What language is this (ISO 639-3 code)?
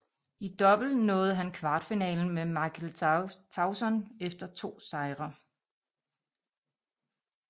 dan